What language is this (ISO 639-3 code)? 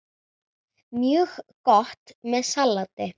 isl